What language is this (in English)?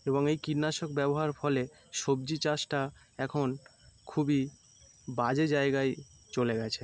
Bangla